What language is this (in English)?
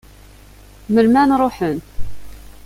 Kabyle